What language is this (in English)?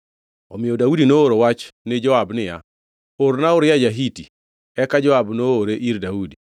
Luo (Kenya and Tanzania)